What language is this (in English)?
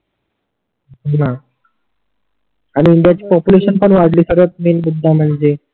Marathi